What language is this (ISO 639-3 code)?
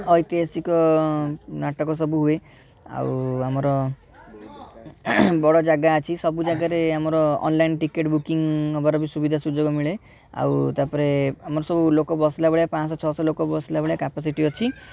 ori